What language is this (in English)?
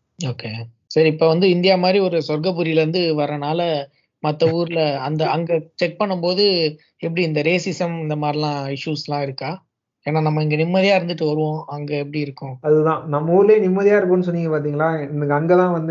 Tamil